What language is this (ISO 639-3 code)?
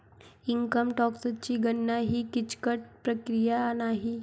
mar